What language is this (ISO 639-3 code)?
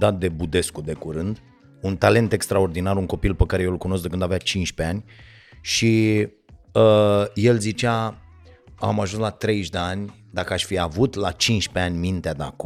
ron